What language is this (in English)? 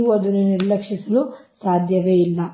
Kannada